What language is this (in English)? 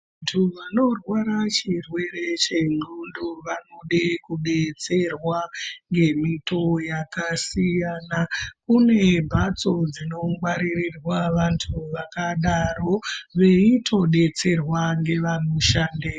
Ndau